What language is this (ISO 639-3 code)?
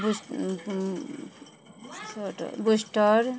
mai